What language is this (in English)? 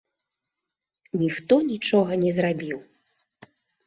Belarusian